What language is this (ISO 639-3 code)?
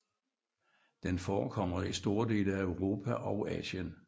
dan